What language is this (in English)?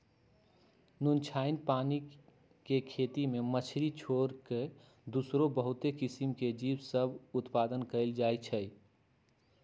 Magahi